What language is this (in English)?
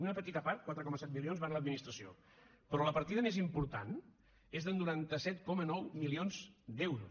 Catalan